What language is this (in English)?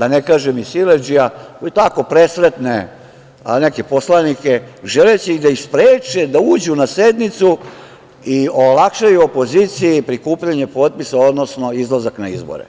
Serbian